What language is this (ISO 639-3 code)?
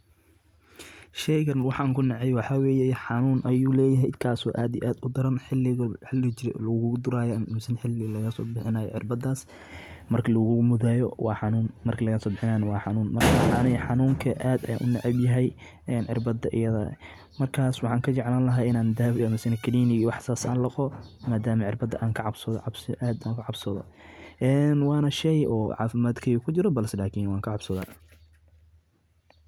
som